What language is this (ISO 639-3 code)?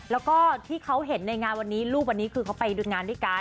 tha